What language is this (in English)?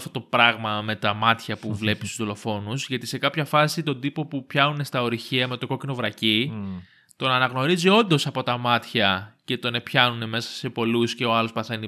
Greek